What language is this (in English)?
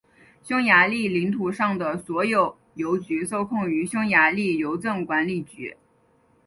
Chinese